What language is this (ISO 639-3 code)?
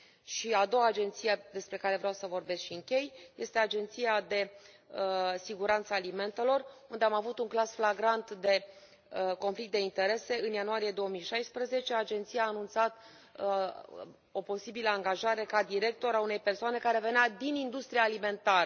ron